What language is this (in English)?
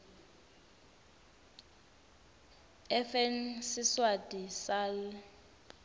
Swati